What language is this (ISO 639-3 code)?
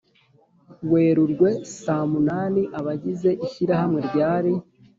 kin